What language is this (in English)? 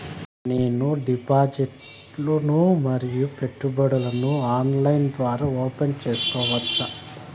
Telugu